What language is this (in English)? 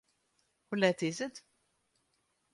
Western Frisian